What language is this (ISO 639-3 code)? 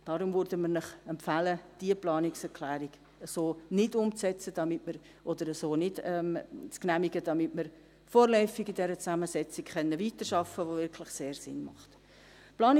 gsw